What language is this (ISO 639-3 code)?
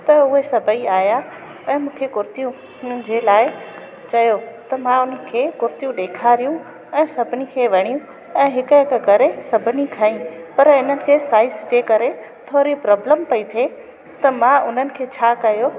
snd